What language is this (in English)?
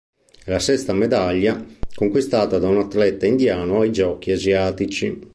Italian